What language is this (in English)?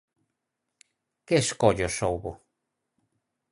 Galician